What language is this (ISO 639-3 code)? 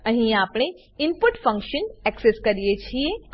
guj